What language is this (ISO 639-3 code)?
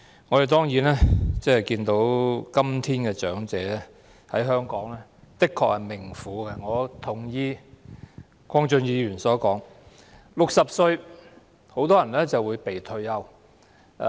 yue